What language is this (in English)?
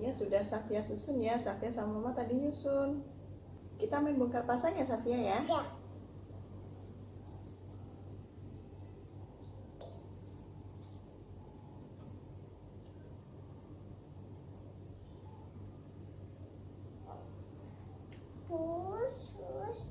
Indonesian